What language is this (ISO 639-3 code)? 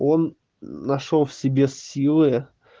rus